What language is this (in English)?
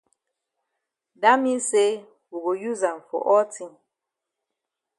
Cameroon Pidgin